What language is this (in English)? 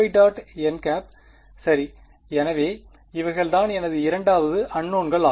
Tamil